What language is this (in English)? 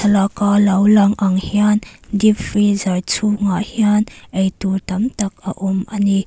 Mizo